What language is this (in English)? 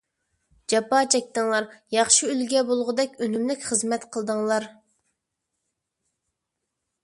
Uyghur